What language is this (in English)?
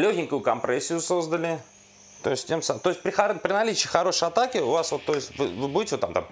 Russian